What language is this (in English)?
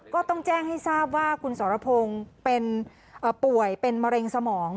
Thai